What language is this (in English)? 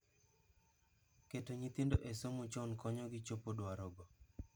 Luo (Kenya and Tanzania)